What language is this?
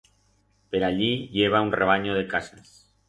Aragonese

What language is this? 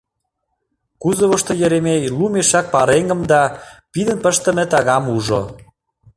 Mari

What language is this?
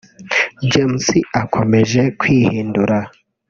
Kinyarwanda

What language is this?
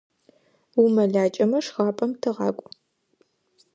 Adyghe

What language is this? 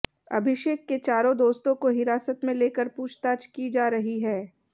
Hindi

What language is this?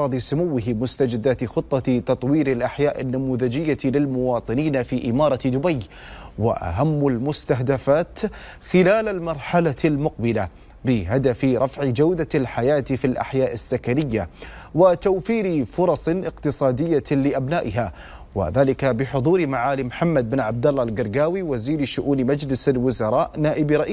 Arabic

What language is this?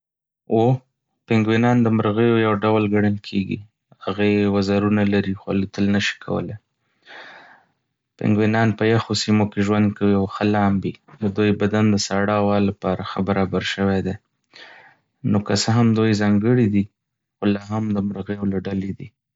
Pashto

